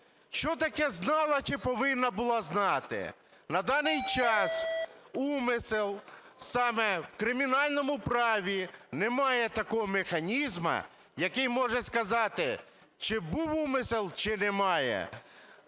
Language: Ukrainian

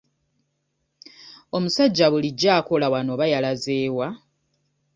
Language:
Ganda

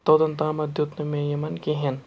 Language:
Kashmiri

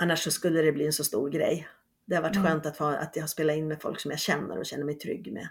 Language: Swedish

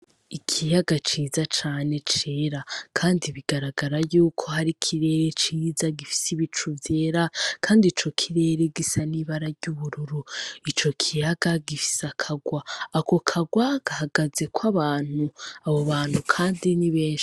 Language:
Rundi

